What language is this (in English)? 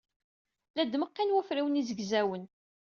Kabyle